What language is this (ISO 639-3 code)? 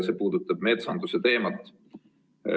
est